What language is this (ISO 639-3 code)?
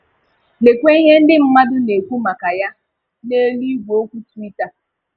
ibo